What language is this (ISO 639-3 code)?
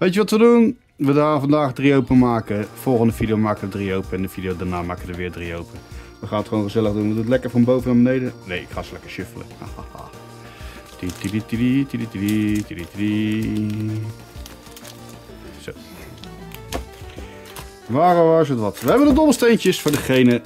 nld